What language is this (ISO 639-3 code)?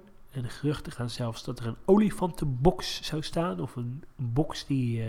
nld